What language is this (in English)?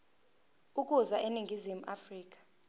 Zulu